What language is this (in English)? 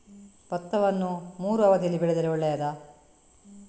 Kannada